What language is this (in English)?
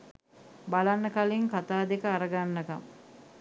Sinhala